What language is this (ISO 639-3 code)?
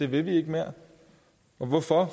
dan